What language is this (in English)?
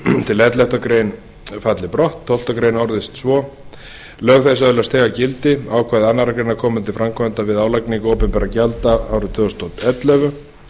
Icelandic